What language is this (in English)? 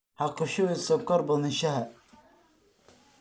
Somali